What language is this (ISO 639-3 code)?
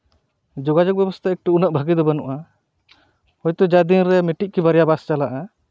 sat